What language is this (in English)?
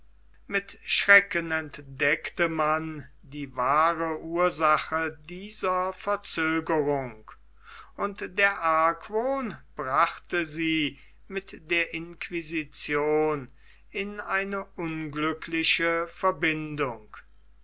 German